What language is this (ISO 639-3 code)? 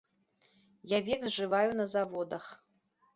bel